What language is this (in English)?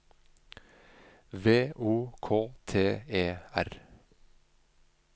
Norwegian